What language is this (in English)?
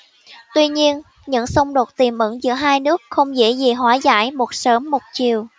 Vietnamese